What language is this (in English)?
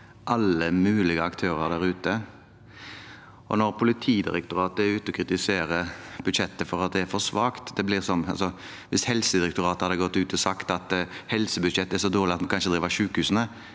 Norwegian